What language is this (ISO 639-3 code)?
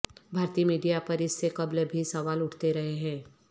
urd